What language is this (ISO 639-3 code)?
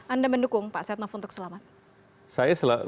ind